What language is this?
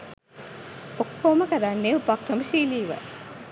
Sinhala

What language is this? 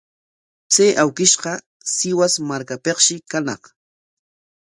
Corongo Ancash Quechua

